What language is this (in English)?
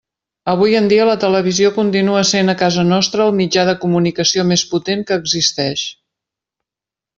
Catalan